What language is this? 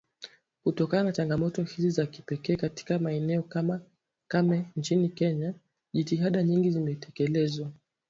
Swahili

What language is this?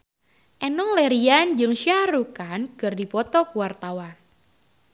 Sundanese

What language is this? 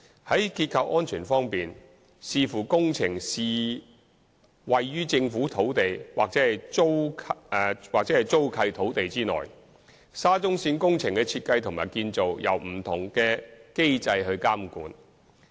Cantonese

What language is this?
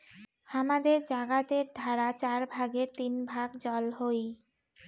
Bangla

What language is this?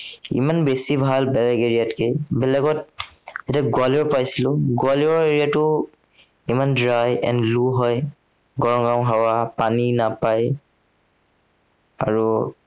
Assamese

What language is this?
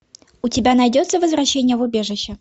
Russian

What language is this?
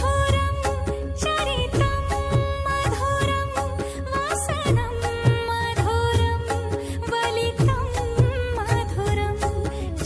Hindi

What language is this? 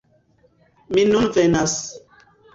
Esperanto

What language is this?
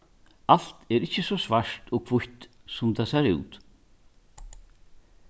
Faroese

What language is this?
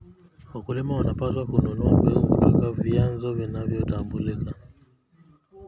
Kalenjin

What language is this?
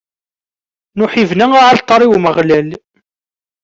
Kabyle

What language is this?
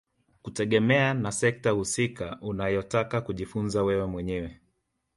Swahili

